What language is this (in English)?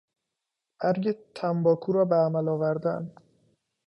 Persian